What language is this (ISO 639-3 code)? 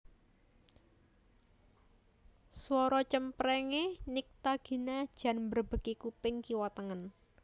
jav